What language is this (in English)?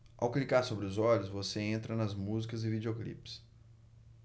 Portuguese